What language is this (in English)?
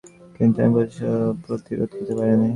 Bangla